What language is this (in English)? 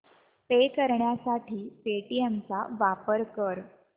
Marathi